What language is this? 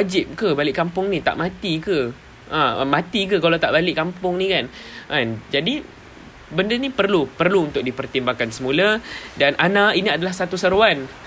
Malay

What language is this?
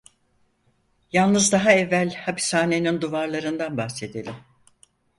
Turkish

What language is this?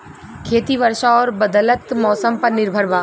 Bhojpuri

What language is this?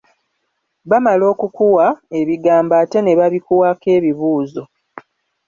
Ganda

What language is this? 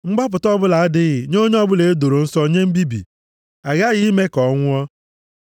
Igbo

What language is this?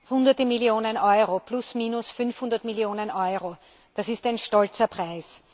German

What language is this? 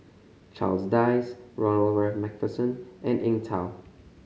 English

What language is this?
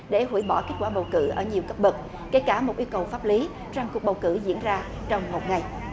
Vietnamese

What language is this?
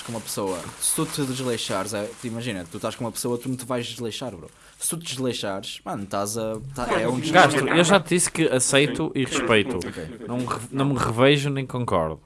Portuguese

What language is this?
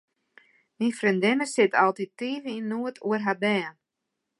Western Frisian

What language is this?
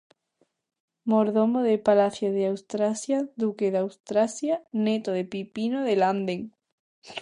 Galician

